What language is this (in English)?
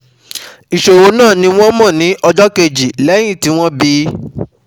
Yoruba